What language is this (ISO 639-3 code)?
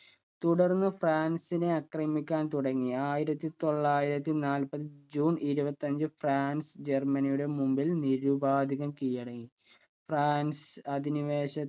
mal